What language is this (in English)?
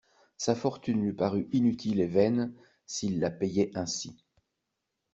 French